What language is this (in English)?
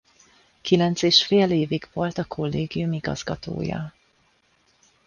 Hungarian